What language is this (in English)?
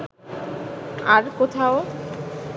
Bangla